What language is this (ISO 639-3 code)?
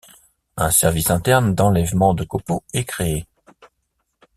fra